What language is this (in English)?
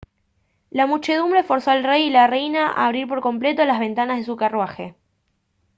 Spanish